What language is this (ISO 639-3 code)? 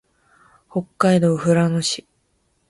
jpn